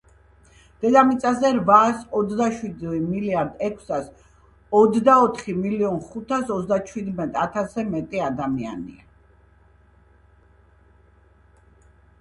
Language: Georgian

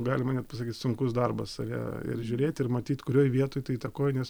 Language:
Lithuanian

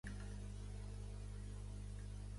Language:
Catalan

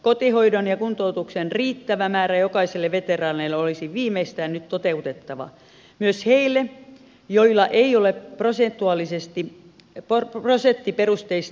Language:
Finnish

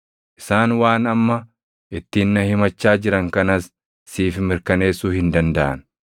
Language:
Oromo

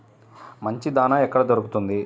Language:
Telugu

